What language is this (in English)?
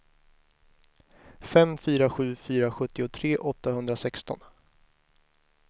Swedish